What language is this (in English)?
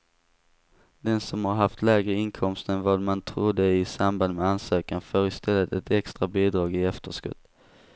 Swedish